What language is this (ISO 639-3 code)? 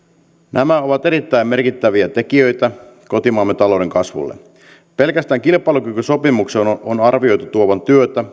fin